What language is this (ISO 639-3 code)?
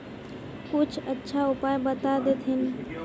mag